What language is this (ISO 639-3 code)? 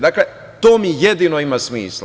srp